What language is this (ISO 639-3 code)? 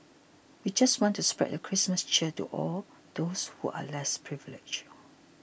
eng